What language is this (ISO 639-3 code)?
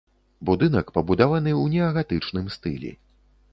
bel